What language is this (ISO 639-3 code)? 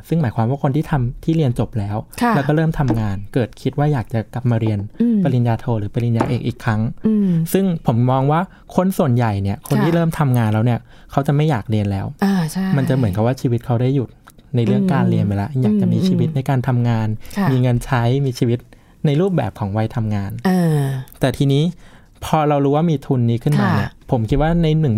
tha